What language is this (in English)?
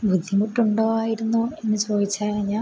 Malayalam